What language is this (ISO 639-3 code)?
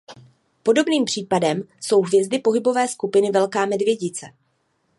ces